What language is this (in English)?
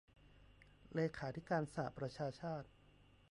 Thai